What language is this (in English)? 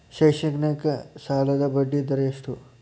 Kannada